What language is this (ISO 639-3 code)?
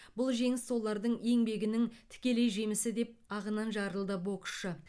kaz